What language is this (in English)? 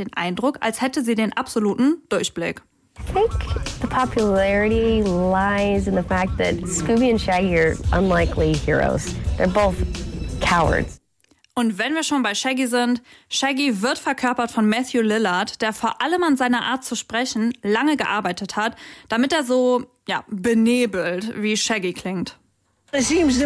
German